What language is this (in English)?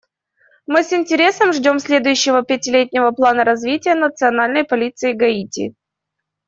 Russian